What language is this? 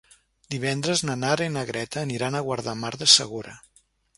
Catalan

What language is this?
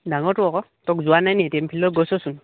Assamese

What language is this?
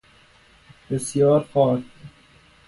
Persian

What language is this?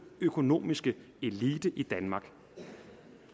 Danish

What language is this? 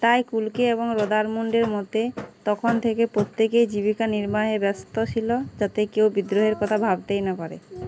Bangla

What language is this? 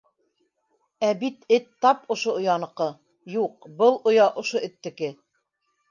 Bashkir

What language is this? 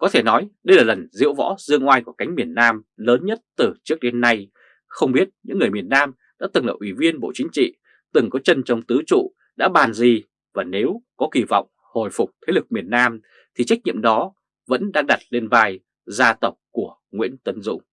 Vietnamese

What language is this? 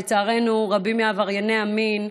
Hebrew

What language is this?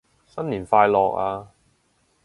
Cantonese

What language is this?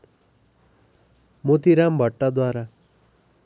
Nepali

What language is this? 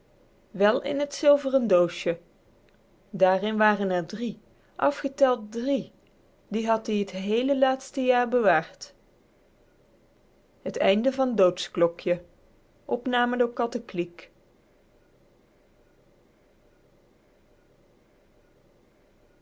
Dutch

